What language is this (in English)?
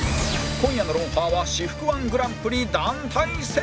Japanese